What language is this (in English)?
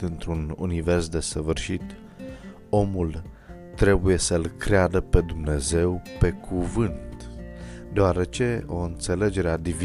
Romanian